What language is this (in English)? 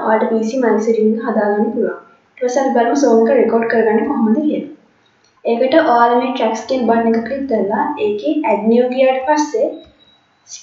Korean